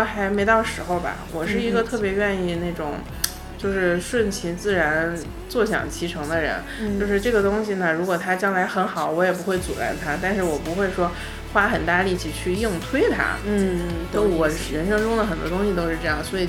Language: Chinese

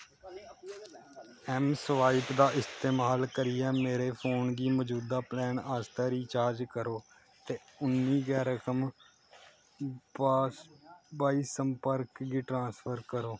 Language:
Dogri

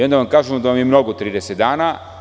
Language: Serbian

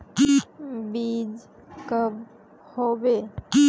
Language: Magahi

